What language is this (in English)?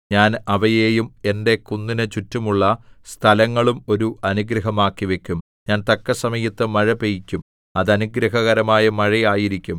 Malayalam